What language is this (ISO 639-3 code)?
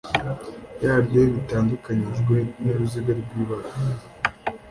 kin